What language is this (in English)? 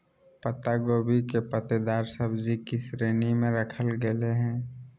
Magahi